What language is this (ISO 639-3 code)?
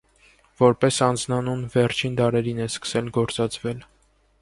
hye